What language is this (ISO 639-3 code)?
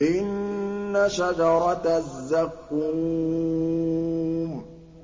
ara